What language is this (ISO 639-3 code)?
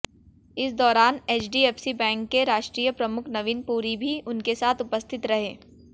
hin